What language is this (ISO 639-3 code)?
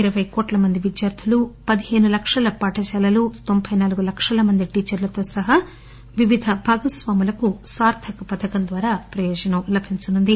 tel